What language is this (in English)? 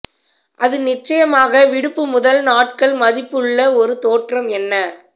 Tamil